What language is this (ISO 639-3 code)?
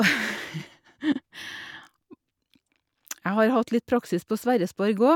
nor